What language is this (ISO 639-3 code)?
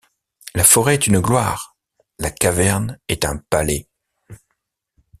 fra